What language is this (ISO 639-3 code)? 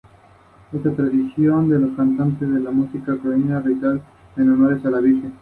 spa